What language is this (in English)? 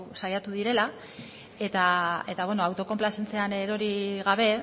Basque